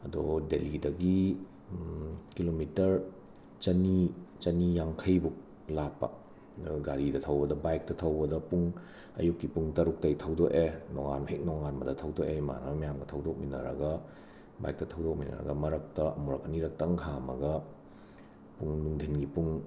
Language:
Manipuri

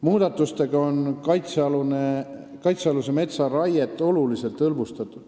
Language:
Estonian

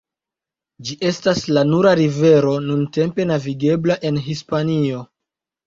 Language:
Esperanto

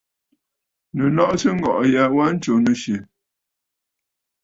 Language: Bafut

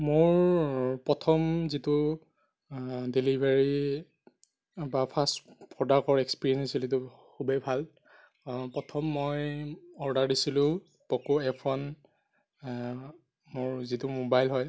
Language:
Assamese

